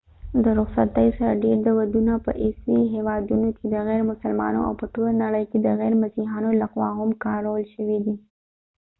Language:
Pashto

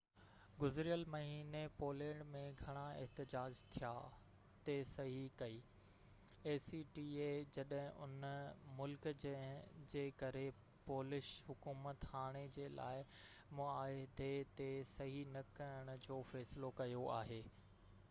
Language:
Sindhi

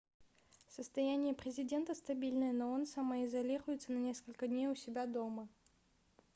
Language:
Russian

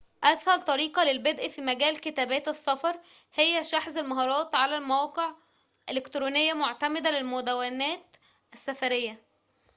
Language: Arabic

